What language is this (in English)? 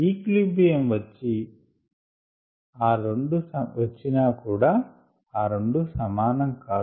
Telugu